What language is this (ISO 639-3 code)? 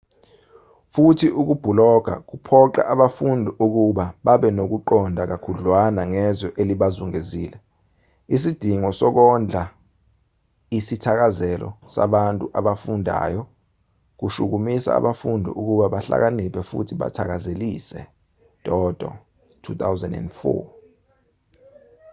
zul